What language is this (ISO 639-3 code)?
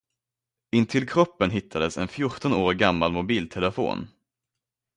swe